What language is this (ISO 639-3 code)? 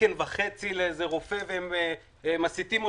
heb